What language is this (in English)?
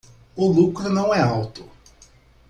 Portuguese